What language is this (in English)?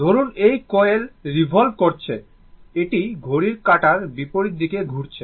Bangla